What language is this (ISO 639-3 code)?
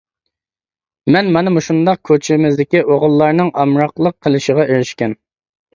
uig